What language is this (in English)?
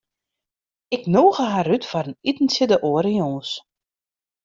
Western Frisian